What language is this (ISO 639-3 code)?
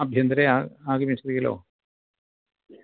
san